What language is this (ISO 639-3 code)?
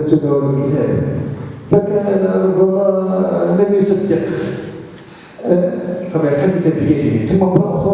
ara